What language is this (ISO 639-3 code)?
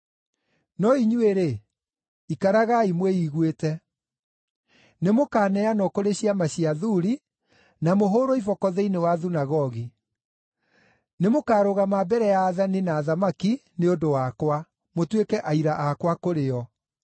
kik